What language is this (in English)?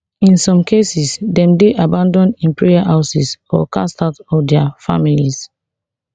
Nigerian Pidgin